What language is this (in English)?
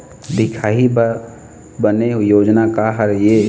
Chhattisgarhi